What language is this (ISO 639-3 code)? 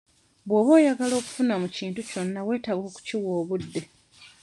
lug